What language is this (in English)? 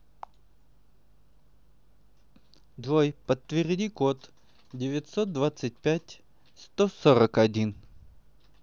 Russian